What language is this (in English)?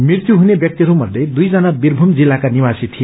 Nepali